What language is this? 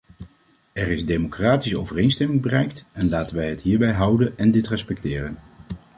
Dutch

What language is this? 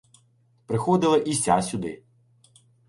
Ukrainian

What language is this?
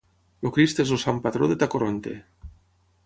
Catalan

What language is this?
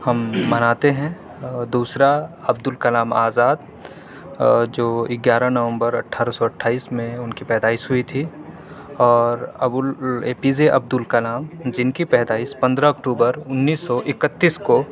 Urdu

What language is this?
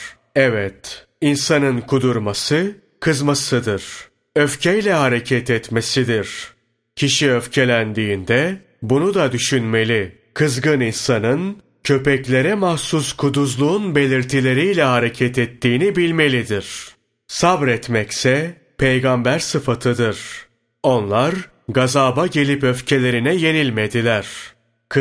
Turkish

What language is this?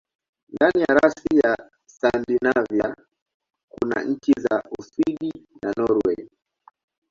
Swahili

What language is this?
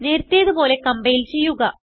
Malayalam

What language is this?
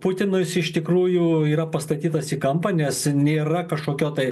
Lithuanian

